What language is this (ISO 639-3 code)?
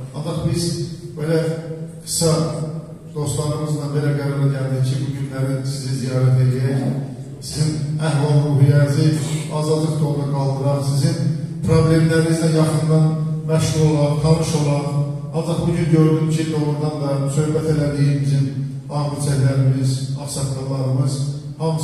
tur